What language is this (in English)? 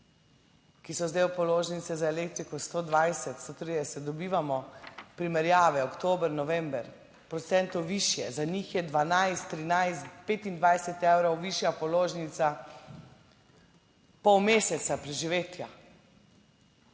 Slovenian